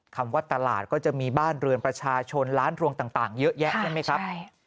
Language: Thai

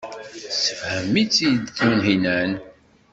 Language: Kabyle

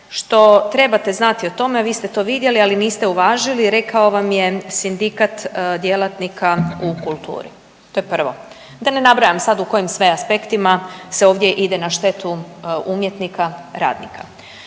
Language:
Croatian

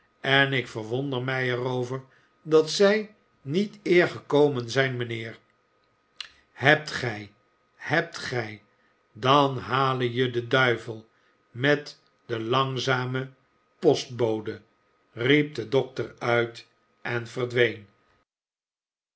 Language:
Dutch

